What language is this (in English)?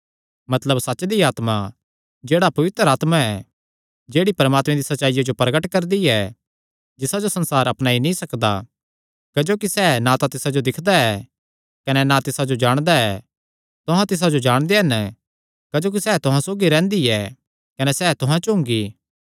Kangri